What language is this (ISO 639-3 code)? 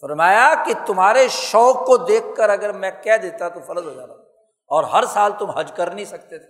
urd